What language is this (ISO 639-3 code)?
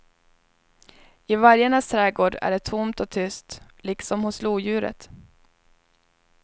swe